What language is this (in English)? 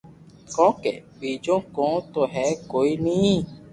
Loarki